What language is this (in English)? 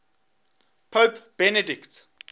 English